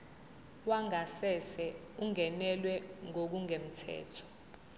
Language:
Zulu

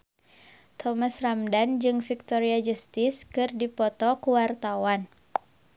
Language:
Sundanese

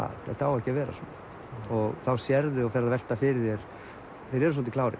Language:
Icelandic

